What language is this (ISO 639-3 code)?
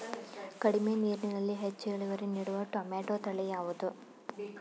kan